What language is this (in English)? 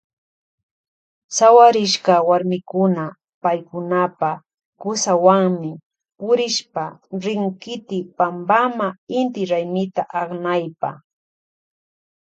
Loja Highland Quichua